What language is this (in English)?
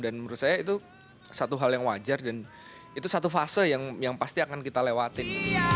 Indonesian